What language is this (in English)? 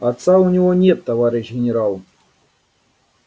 Russian